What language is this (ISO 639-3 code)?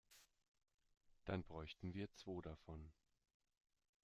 deu